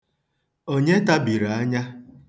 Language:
Igbo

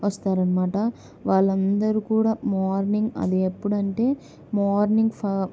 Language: Telugu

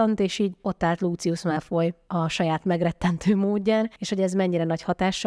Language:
Hungarian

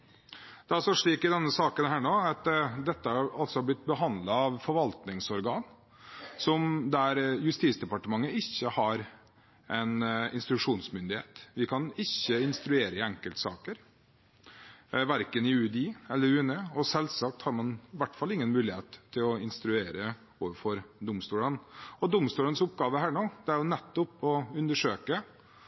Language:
Norwegian Bokmål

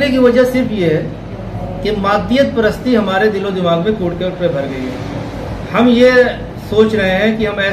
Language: Hindi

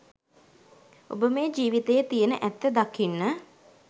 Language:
Sinhala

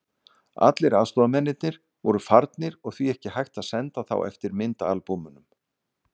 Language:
Icelandic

